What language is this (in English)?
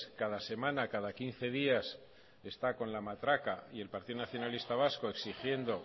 Spanish